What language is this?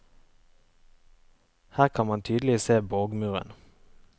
Norwegian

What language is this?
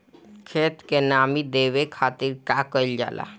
Bhojpuri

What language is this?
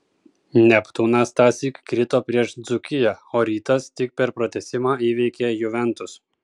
Lithuanian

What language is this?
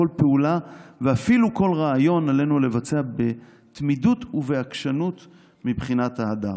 Hebrew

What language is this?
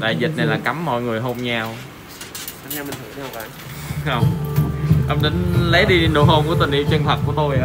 Vietnamese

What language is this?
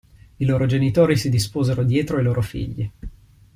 Italian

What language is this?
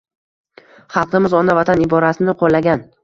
Uzbek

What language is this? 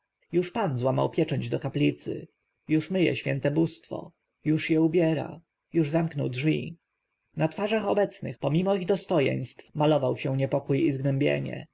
Polish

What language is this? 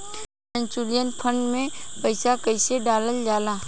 Bhojpuri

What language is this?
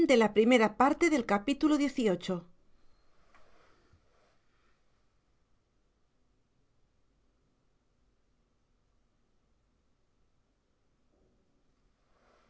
Spanish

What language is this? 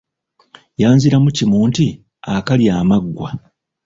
Ganda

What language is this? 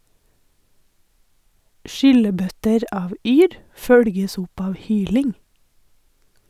Norwegian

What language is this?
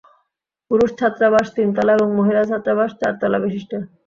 Bangla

